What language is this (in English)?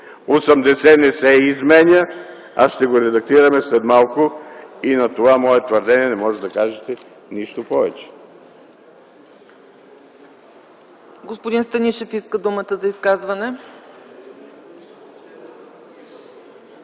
Bulgarian